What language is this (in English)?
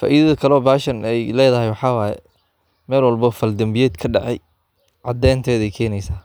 Somali